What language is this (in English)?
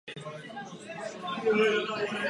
Czech